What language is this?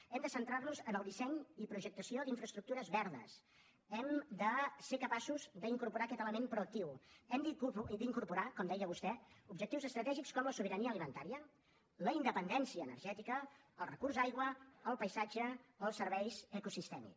Catalan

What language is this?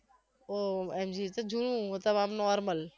Gujarati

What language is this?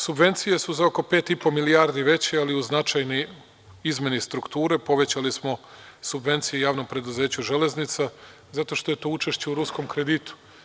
Serbian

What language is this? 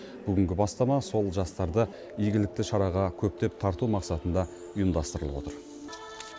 Kazakh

